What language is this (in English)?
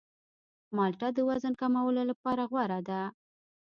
Pashto